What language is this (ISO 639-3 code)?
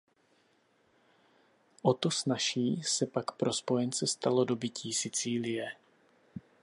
ces